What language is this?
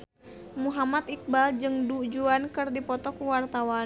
Sundanese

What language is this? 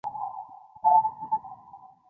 Chinese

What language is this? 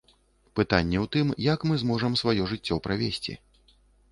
Belarusian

